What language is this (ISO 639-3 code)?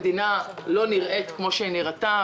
heb